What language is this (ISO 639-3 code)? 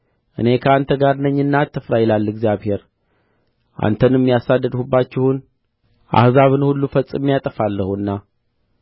amh